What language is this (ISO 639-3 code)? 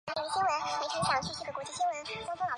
zho